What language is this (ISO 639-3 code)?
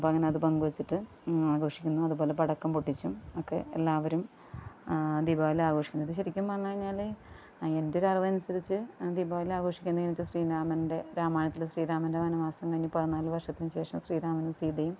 mal